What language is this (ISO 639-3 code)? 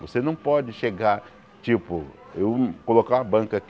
por